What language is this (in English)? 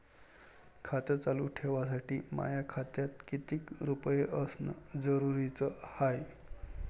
Marathi